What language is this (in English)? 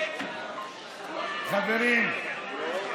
Hebrew